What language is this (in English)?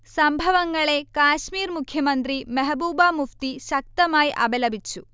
Malayalam